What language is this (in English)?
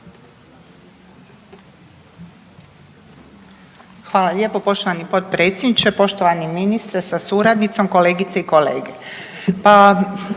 Croatian